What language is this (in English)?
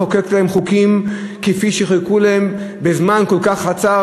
Hebrew